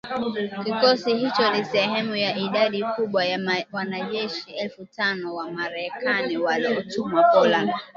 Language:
Swahili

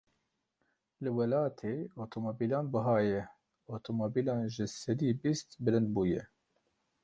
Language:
Kurdish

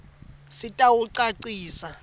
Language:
Swati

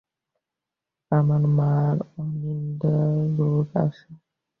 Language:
Bangla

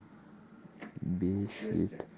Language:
Russian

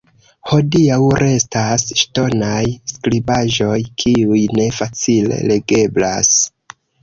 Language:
Esperanto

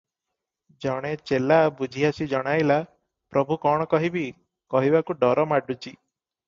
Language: Odia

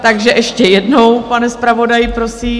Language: Czech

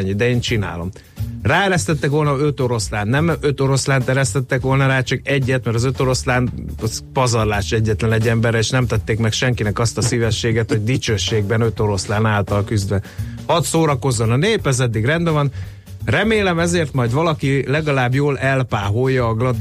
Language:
Hungarian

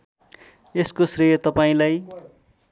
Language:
Nepali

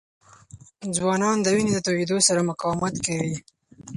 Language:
Pashto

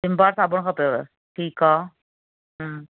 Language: Sindhi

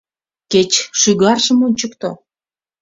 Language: Mari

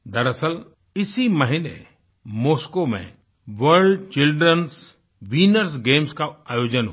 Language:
Hindi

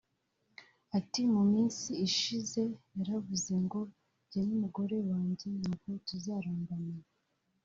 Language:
Kinyarwanda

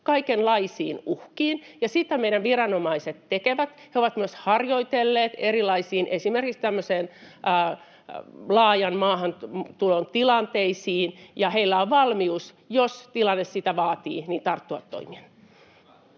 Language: Finnish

